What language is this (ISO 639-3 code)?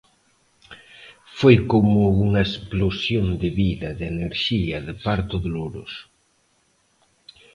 glg